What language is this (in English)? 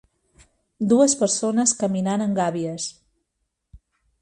Catalan